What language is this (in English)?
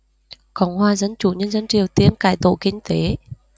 Vietnamese